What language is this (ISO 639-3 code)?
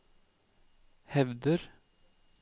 nor